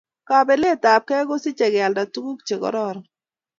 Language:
Kalenjin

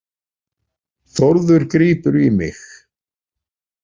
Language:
Icelandic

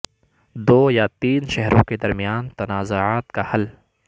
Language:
Urdu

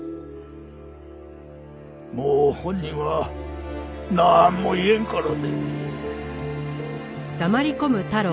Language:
Japanese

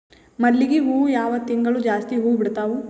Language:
Kannada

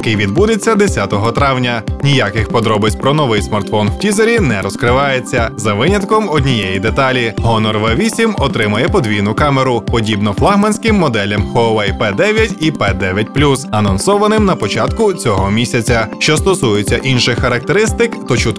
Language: Ukrainian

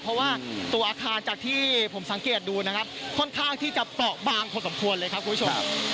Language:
Thai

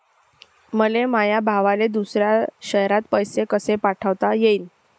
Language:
Marathi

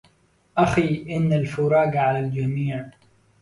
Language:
Arabic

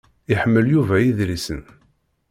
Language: Kabyle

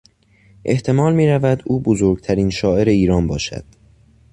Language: Persian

